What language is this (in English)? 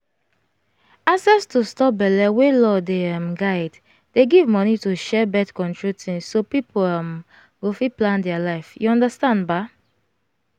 Nigerian Pidgin